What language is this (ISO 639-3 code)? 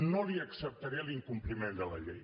cat